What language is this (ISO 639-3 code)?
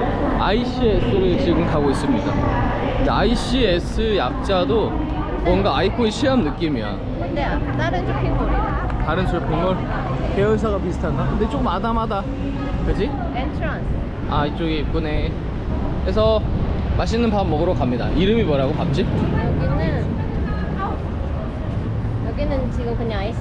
kor